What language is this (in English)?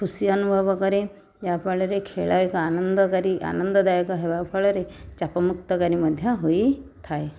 Odia